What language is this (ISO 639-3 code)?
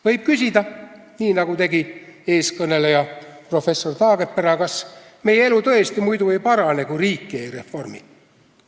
est